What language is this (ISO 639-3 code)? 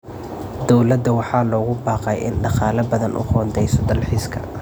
som